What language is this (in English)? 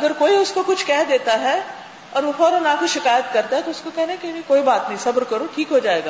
Urdu